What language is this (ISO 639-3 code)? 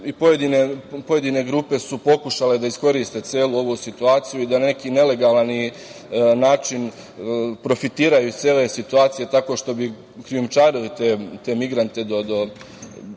srp